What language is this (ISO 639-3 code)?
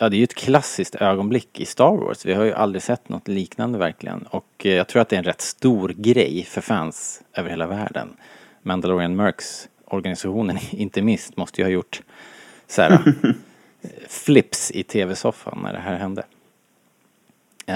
swe